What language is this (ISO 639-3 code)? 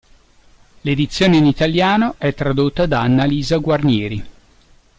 ita